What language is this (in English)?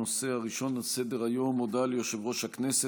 Hebrew